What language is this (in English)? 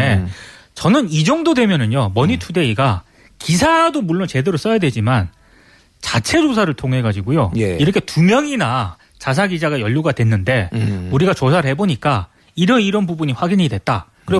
Korean